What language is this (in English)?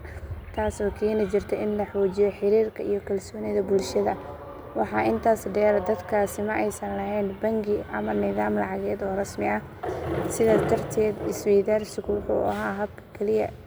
Somali